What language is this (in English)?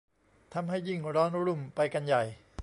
Thai